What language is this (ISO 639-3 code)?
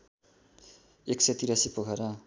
nep